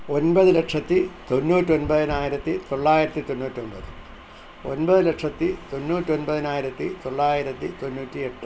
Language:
Malayalam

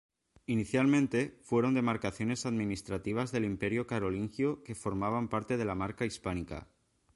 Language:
Spanish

